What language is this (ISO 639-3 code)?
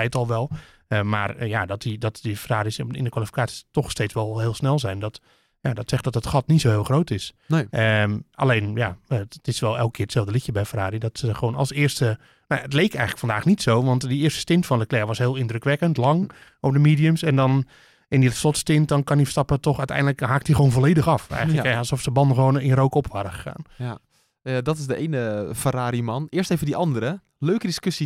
nld